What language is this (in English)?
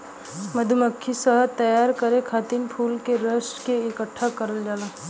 Bhojpuri